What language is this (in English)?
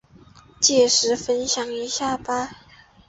Chinese